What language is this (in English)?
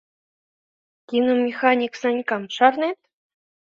Mari